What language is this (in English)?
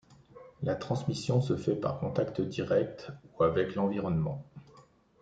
French